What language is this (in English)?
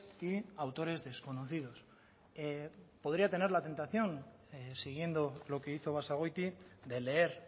Spanish